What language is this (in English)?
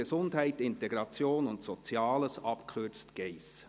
Swiss German